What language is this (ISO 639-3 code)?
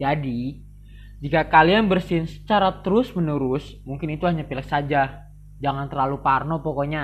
ind